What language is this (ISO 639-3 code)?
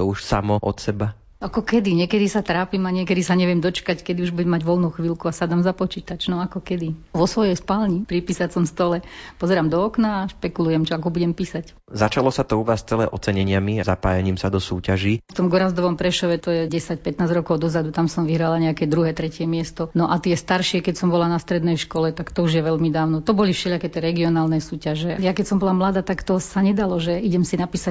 slk